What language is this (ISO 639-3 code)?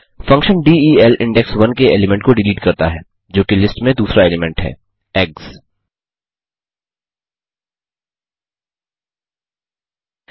hin